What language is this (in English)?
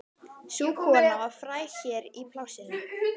Icelandic